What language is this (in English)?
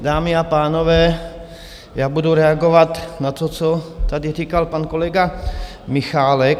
Czech